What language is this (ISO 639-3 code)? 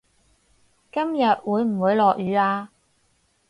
yue